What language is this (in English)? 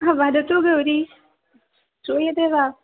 Sanskrit